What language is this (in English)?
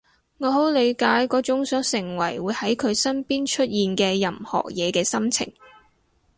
Cantonese